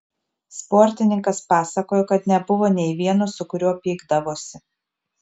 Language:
Lithuanian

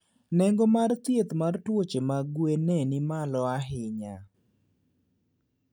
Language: Luo (Kenya and Tanzania)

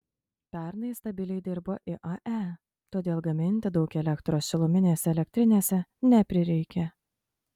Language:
Lithuanian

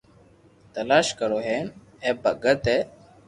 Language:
Loarki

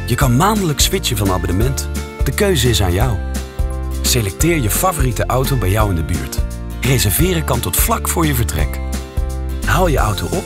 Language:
Dutch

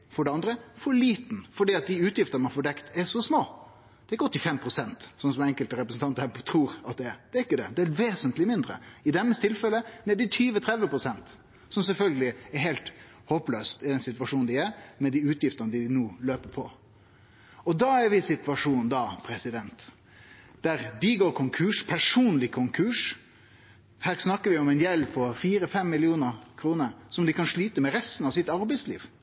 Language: Norwegian Nynorsk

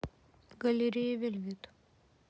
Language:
Russian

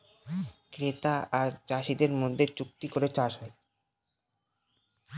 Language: Bangla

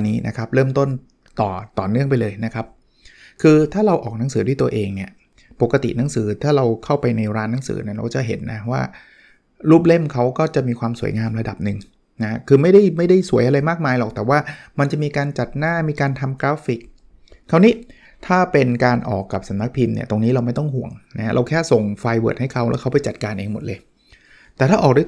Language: Thai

